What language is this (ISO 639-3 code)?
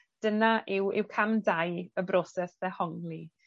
cym